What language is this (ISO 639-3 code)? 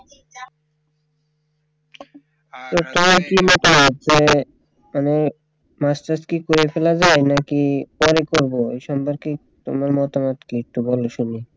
ben